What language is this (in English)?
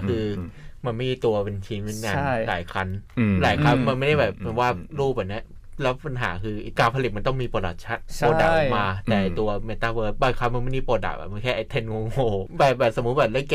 Thai